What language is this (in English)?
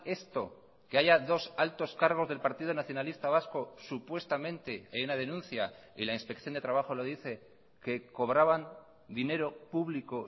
Spanish